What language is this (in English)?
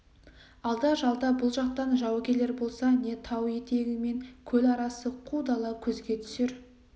Kazakh